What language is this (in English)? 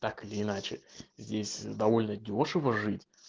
Russian